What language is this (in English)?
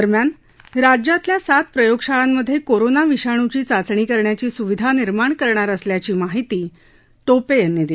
Marathi